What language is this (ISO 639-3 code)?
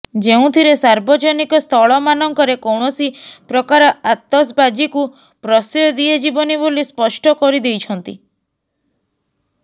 ori